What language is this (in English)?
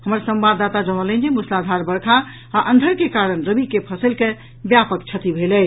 Maithili